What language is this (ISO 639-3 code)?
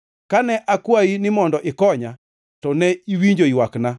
luo